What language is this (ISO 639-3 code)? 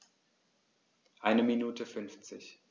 deu